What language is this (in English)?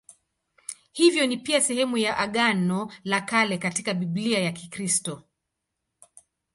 Swahili